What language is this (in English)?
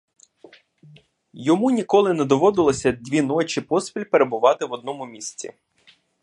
Ukrainian